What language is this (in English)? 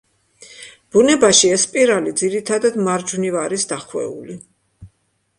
Georgian